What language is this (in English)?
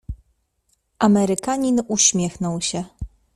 Polish